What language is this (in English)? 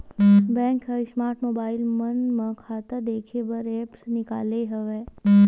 Chhattisgarhi